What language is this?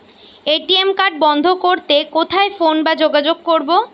Bangla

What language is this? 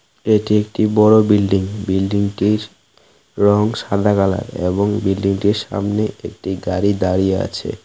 Bangla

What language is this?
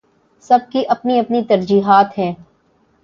Urdu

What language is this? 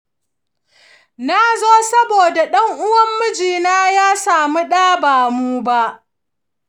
Hausa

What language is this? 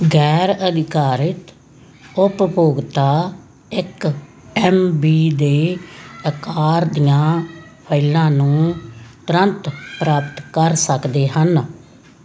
Punjabi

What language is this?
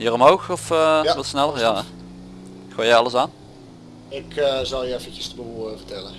Dutch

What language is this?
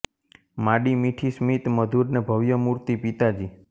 Gujarati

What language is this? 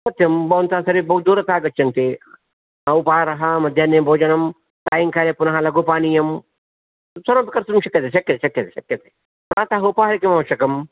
Sanskrit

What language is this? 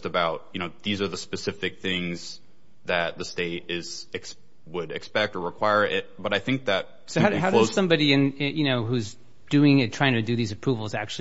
English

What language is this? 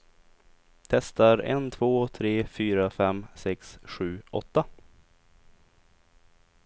Swedish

